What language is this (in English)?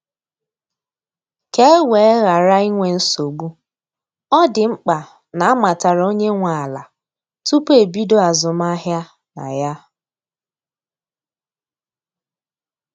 Igbo